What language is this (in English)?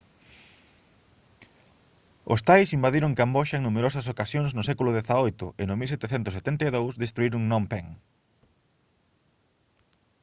Galician